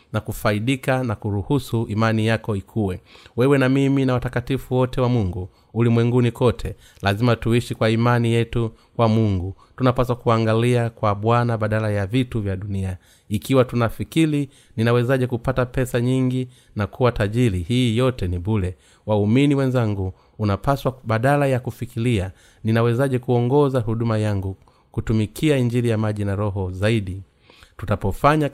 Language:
Swahili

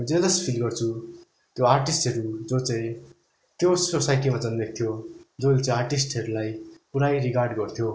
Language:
Nepali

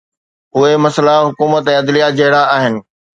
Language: Sindhi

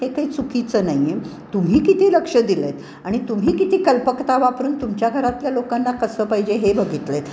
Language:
Marathi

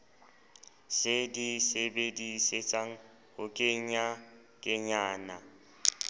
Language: Southern Sotho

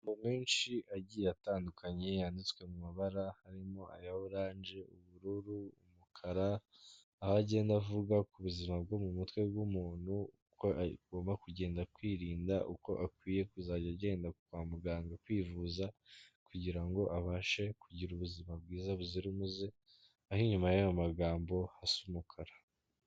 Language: Kinyarwanda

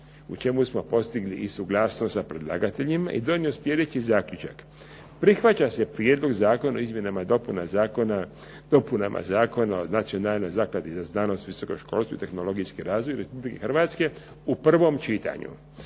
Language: Croatian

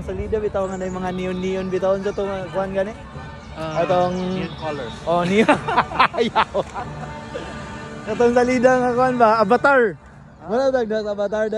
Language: Indonesian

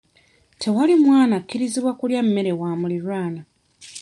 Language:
Ganda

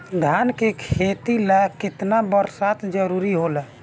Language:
Bhojpuri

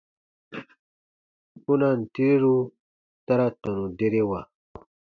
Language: Baatonum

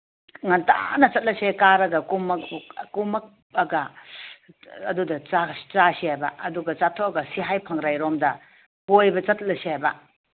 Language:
Manipuri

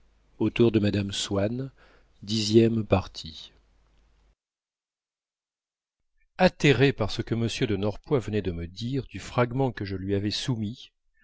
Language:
French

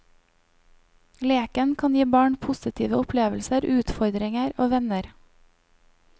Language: Norwegian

